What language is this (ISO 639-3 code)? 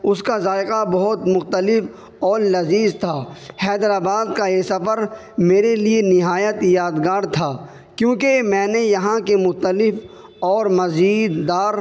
urd